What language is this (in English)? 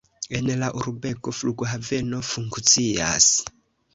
Esperanto